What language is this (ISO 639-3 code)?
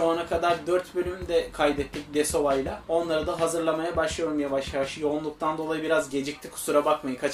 tur